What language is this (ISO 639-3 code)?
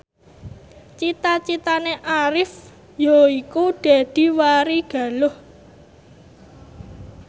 jav